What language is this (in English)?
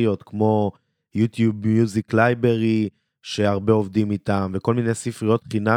Hebrew